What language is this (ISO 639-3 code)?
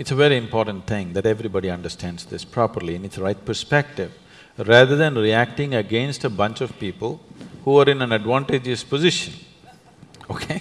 eng